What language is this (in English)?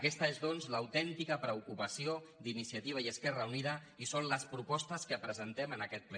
Catalan